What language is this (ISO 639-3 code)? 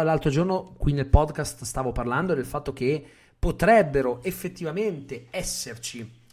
ita